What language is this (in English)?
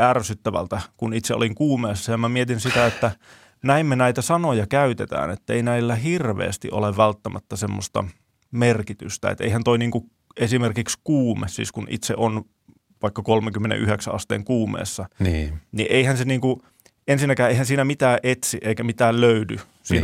Finnish